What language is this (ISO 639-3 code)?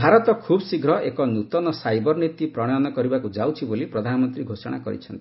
ori